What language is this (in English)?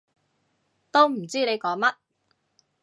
Cantonese